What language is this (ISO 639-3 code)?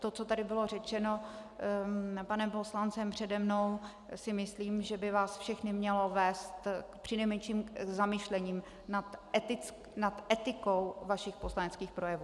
ces